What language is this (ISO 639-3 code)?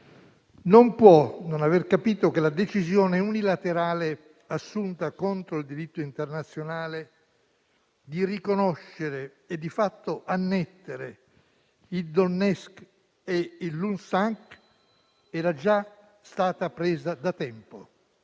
ita